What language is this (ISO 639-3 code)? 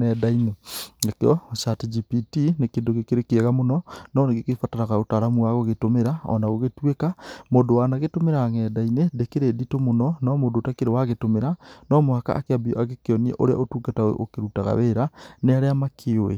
kik